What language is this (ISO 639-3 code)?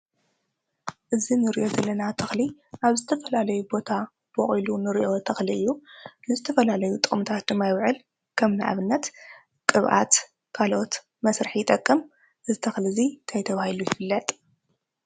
tir